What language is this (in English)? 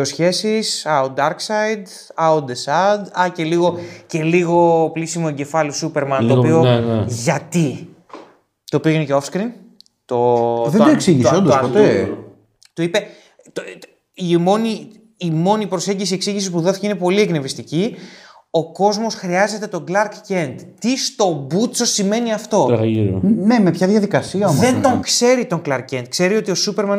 Greek